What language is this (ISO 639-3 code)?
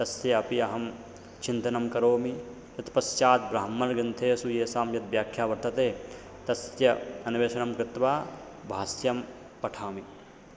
san